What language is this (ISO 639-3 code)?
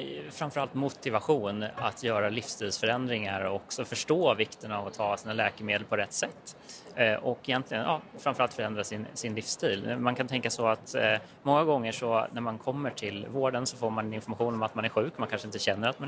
swe